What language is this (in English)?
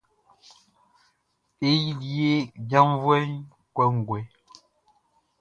Baoulé